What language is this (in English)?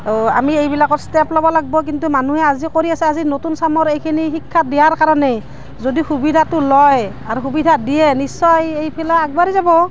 Assamese